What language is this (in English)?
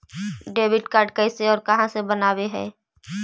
Magahi